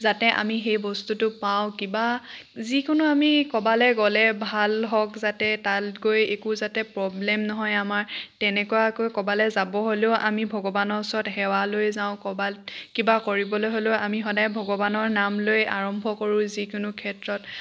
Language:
Assamese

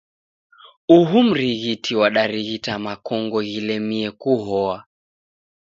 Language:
Taita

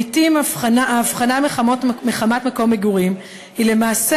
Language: Hebrew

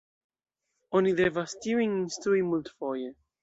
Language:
Esperanto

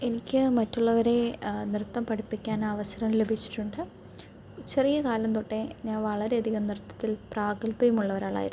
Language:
Malayalam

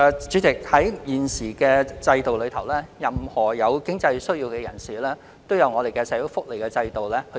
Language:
Cantonese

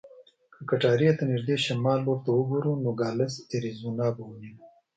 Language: Pashto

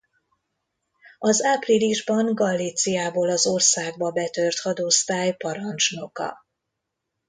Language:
Hungarian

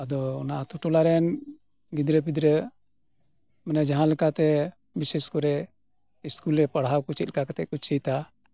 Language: Santali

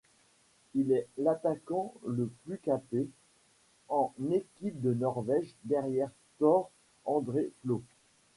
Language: French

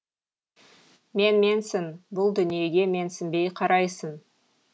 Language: Kazakh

